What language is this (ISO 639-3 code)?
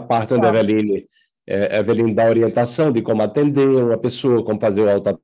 por